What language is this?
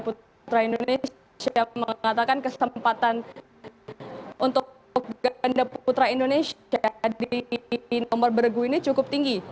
Indonesian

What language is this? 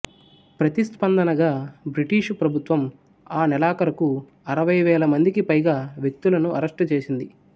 Telugu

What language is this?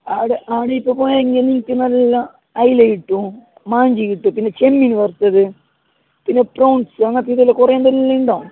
Malayalam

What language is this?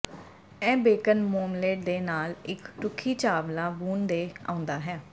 Punjabi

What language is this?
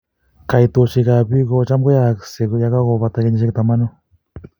Kalenjin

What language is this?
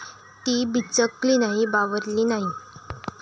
Marathi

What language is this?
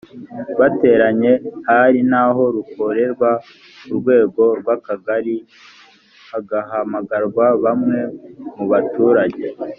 Kinyarwanda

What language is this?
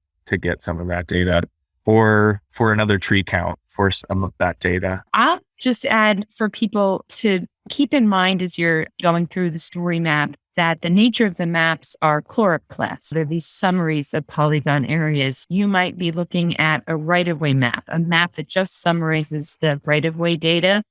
English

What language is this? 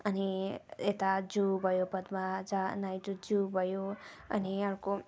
Nepali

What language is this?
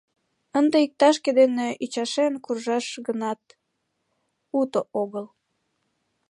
Mari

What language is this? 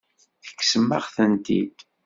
Kabyle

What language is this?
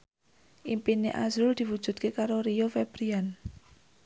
Javanese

